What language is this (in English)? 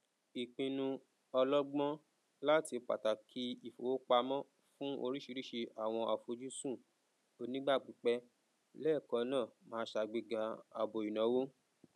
Yoruba